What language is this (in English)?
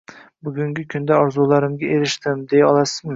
Uzbek